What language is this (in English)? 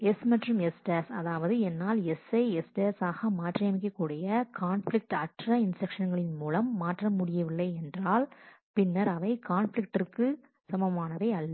Tamil